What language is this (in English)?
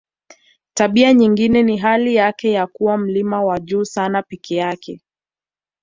Swahili